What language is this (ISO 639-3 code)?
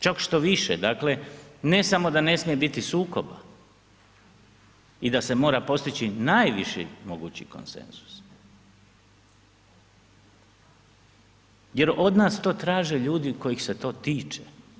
hrv